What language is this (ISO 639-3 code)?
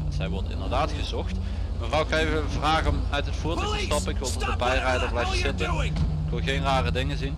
nld